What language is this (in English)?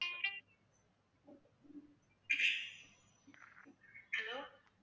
Tamil